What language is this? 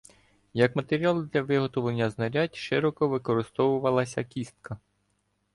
Ukrainian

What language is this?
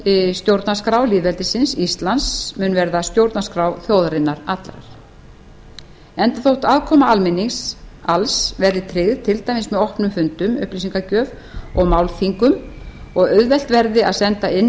Icelandic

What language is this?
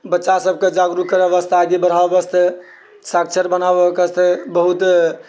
Maithili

